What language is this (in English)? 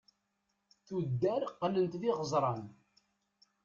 Kabyle